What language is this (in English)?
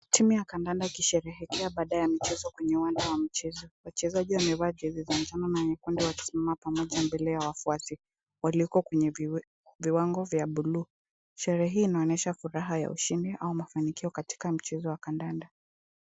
Swahili